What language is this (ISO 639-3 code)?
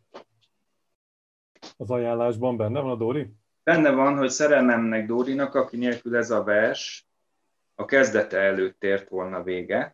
hun